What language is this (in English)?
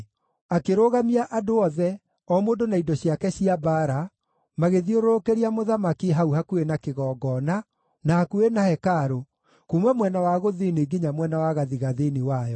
Kikuyu